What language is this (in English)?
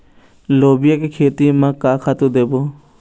Chhattisgarhi